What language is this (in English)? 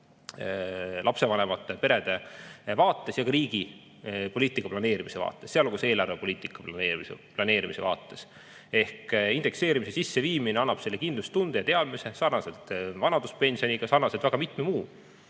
Estonian